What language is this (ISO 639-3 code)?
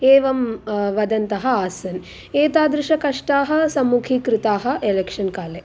san